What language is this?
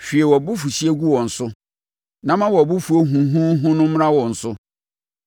Akan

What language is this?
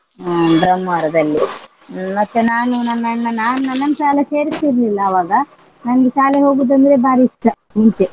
Kannada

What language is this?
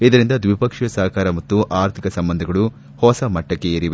Kannada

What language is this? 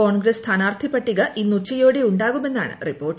Malayalam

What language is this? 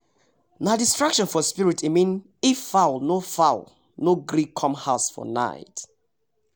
Nigerian Pidgin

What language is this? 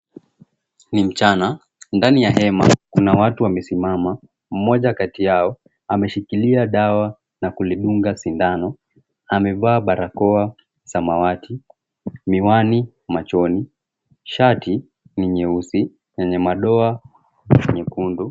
Swahili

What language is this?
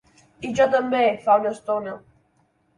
Catalan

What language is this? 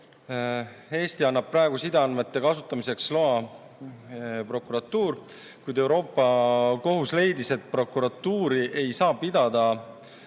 Estonian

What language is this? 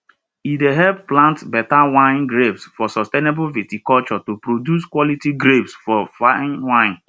Nigerian Pidgin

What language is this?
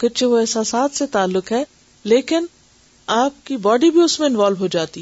Urdu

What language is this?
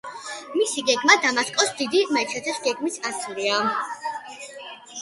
Georgian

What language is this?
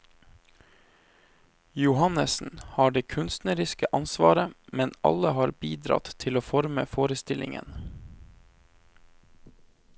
Norwegian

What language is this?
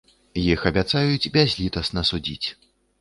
Belarusian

